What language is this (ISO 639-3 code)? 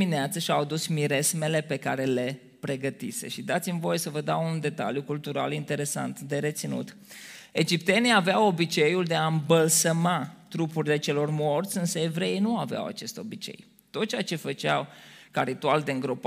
ron